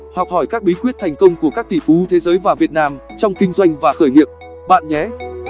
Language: Vietnamese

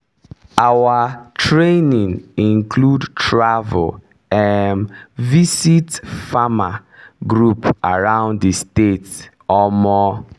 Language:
Nigerian Pidgin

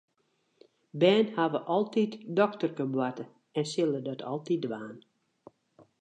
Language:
Western Frisian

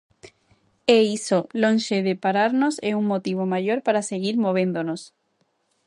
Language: Galician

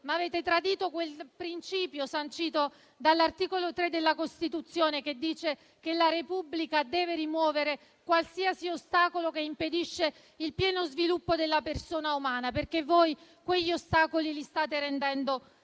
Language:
Italian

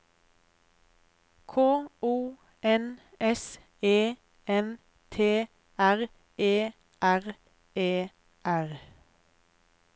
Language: Norwegian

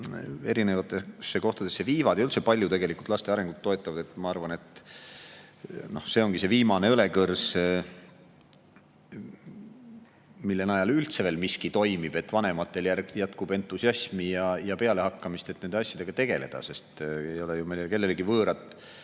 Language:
Estonian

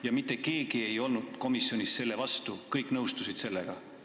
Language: Estonian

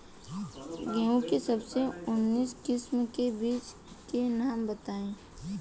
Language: Bhojpuri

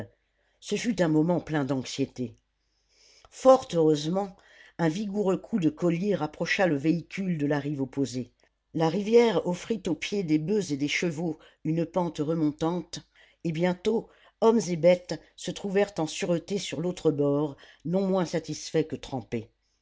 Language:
French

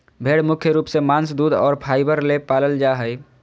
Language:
Magahi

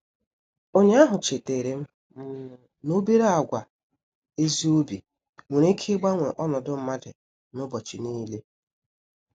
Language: Igbo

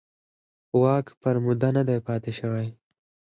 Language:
Pashto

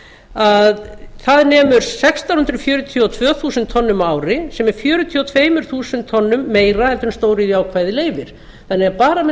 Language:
Icelandic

